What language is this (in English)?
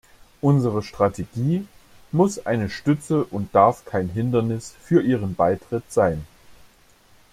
German